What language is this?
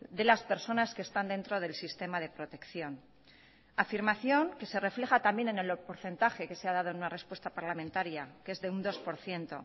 Spanish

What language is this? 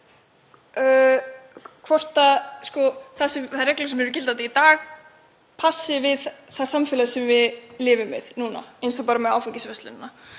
Icelandic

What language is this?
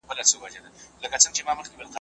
Pashto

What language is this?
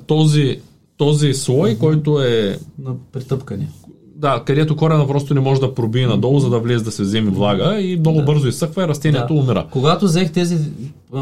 Bulgarian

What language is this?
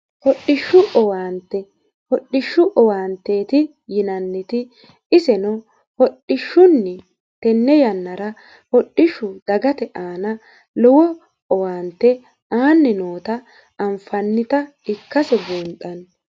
Sidamo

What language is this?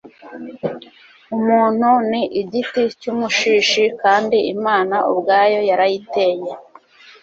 Kinyarwanda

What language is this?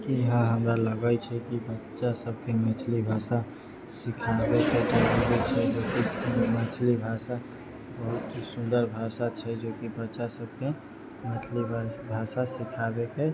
Maithili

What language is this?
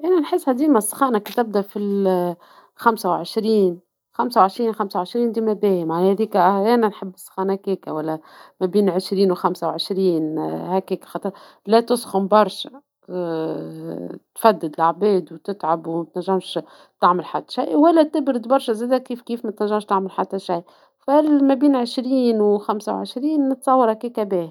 Tunisian Arabic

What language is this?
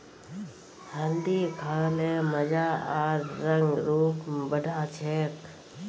Magahi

